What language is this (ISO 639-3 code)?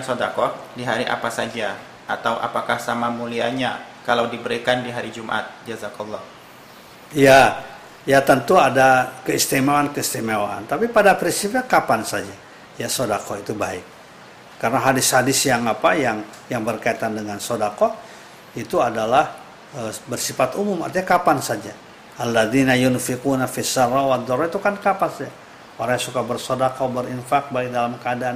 ind